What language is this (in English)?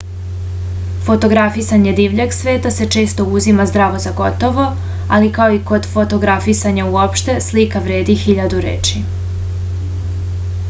Serbian